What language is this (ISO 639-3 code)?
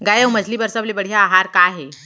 hne